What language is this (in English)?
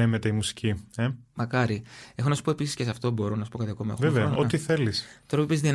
Greek